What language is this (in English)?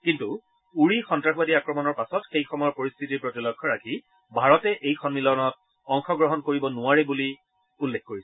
Assamese